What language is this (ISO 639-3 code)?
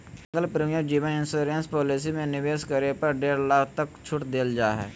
mag